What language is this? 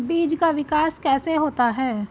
Hindi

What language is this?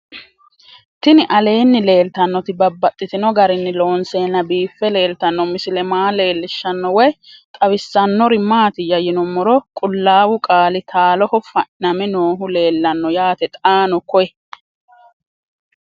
Sidamo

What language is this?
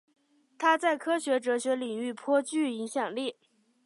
Chinese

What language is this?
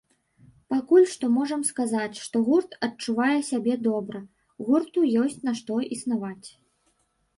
Belarusian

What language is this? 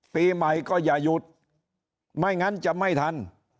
Thai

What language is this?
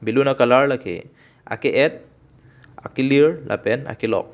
Karbi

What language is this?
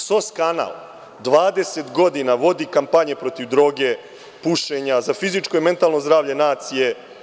Serbian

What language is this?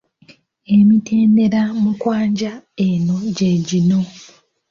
Ganda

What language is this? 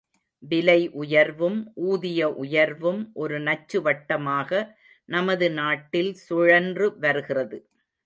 Tamil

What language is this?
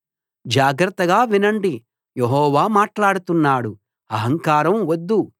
Telugu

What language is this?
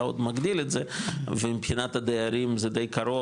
Hebrew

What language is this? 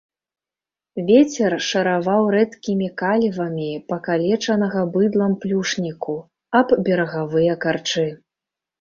Belarusian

